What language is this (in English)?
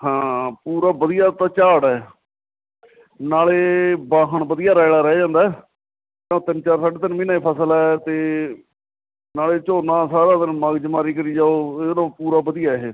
Punjabi